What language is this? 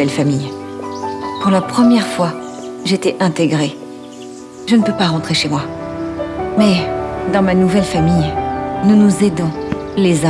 French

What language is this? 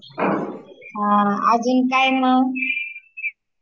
Marathi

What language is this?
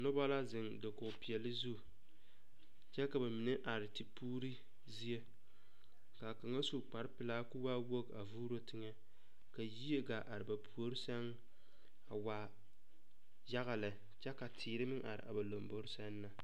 Southern Dagaare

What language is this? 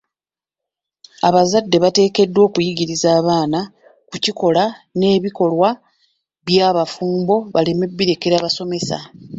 Ganda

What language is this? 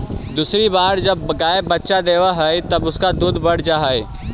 Magahi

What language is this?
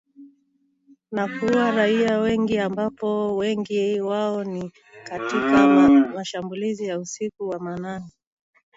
Swahili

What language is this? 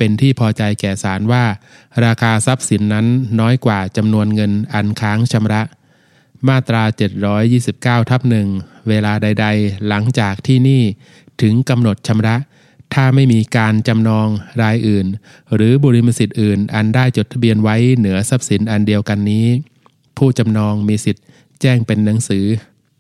Thai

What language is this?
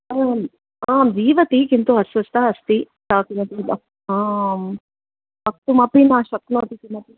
Sanskrit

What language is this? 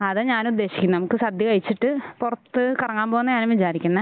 Malayalam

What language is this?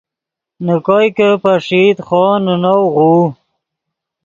Yidgha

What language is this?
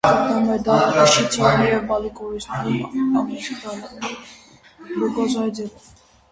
Armenian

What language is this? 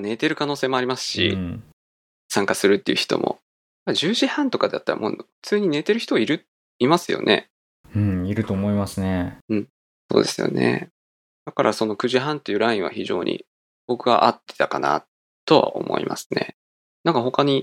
Japanese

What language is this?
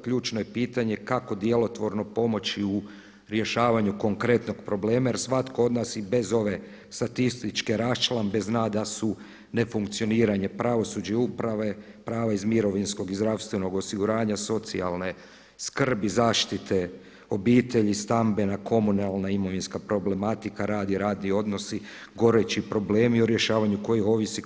Croatian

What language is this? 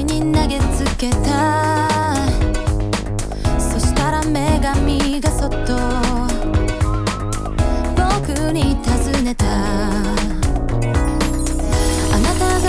English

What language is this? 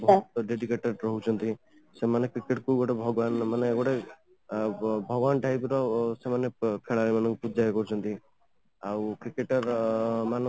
Odia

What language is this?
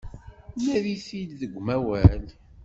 Kabyle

